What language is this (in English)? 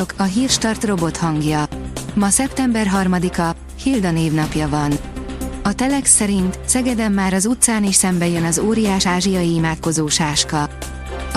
Hungarian